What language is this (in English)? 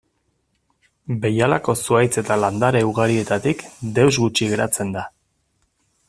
Basque